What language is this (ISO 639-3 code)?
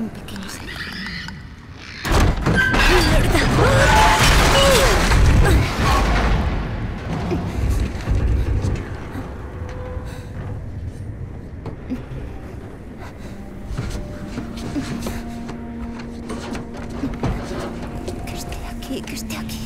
spa